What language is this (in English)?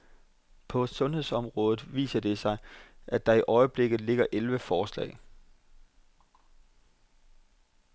Danish